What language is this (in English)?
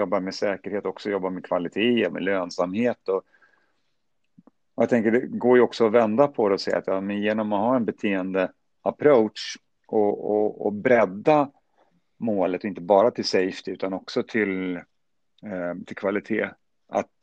Swedish